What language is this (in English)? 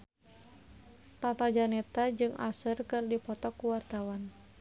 Sundanese